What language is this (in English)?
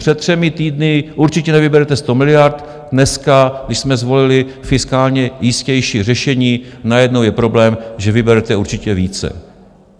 Czech